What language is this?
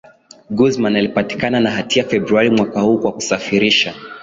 Swahili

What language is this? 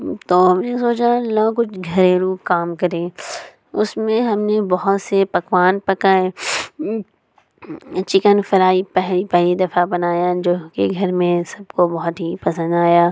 Urdu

